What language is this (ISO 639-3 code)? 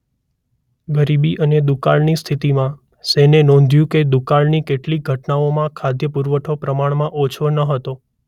guj